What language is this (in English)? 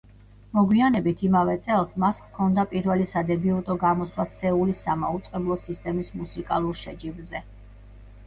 Georgian